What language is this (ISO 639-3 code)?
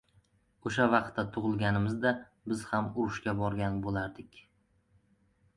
uzb